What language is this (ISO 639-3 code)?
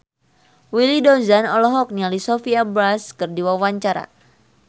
sun